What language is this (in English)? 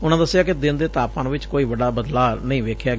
Punjabi